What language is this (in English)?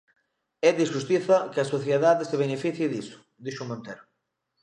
Galician